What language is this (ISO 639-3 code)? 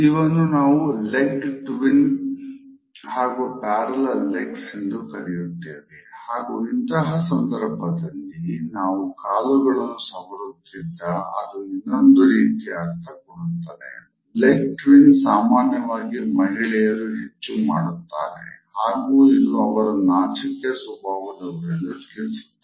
kan